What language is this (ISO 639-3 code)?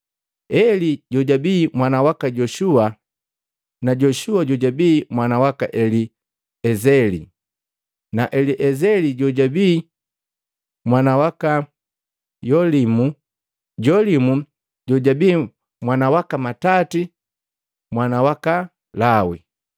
mgv